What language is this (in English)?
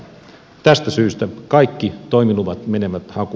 Finnish